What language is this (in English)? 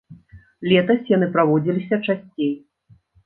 Belarusian